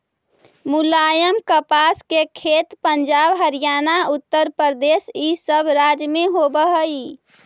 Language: Magahi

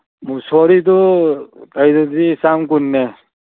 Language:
Manipuri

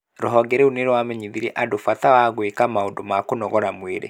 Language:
Kikuyu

